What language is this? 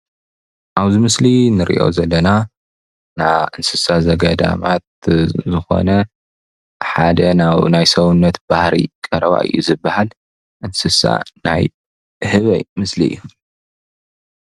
Tigrinya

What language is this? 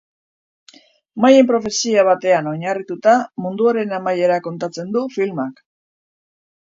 Basque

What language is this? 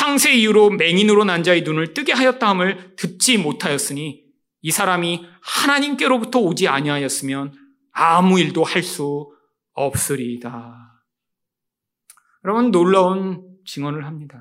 Korean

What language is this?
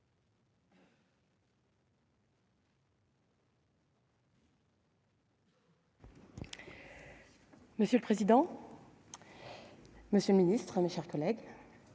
French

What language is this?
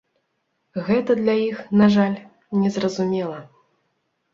Belarusian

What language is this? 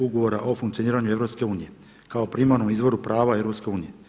Croatian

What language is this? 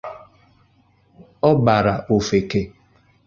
Igbo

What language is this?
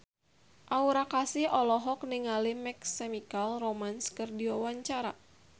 Sundanese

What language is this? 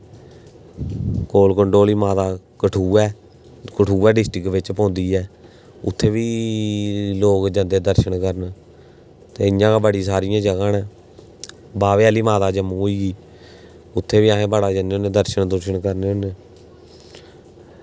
Dogri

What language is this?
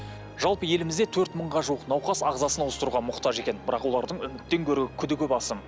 Kazakh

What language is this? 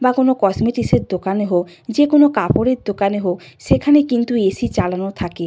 Bangla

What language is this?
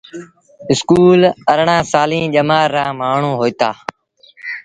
Sindhi Bhil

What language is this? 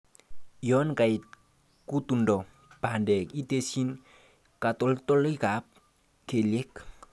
Kalenjin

